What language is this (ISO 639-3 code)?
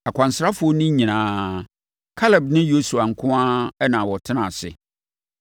aka